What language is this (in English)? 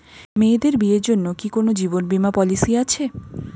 Bangla